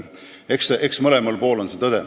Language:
Estonian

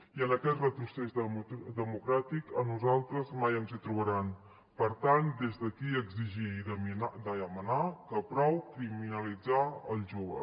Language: Catalan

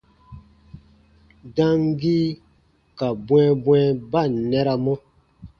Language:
Baatonum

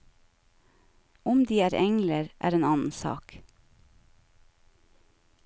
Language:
Norwegian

